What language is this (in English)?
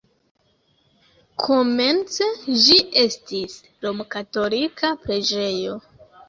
Esperanto